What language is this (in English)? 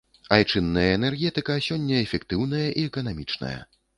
Belarusian